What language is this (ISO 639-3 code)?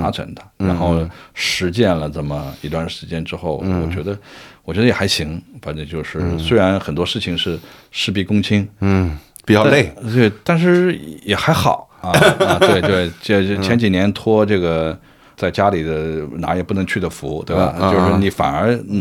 zho